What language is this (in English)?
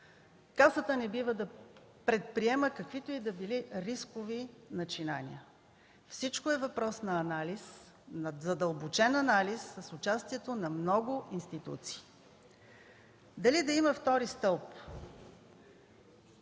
Bulgarian